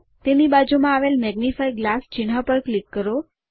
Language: Gujarati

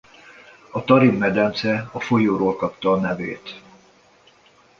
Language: Hungarian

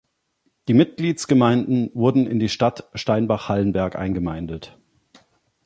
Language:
German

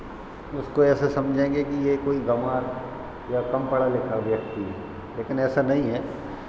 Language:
Hindi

